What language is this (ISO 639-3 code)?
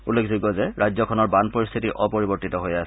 asm